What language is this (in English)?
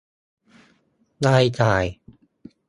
Thai